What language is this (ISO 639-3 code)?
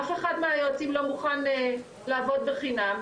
heb